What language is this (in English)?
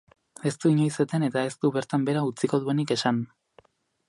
Basque